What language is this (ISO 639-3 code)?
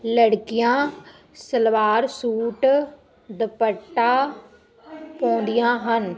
pan